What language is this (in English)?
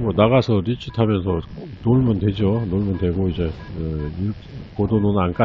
Korean